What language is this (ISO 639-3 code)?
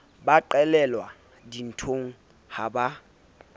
sot